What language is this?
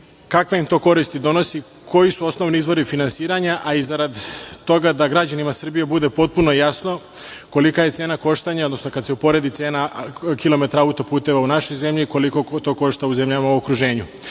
Serbian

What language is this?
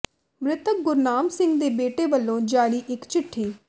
Punjabi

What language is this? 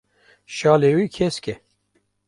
Kurdish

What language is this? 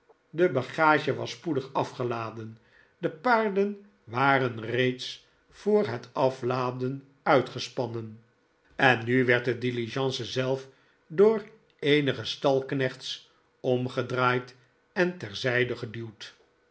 Dutch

